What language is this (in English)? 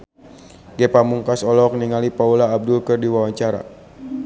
Sundanese